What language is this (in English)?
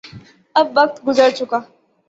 Urdu